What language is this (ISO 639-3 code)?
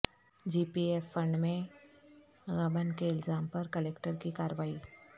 urd